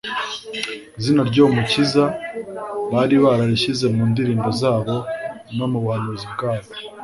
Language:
Kinyarwanda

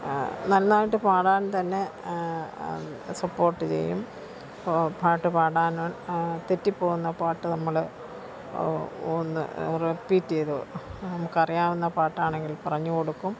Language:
Malayalam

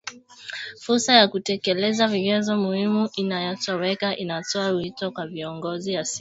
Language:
Swahili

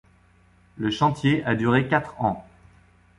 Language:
French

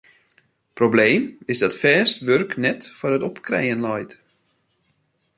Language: Western Frisian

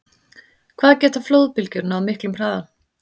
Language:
Icelandic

